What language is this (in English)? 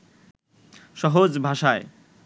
Bangla